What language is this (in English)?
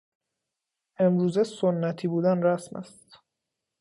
Persian